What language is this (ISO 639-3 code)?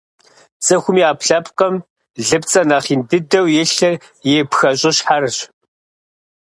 kbd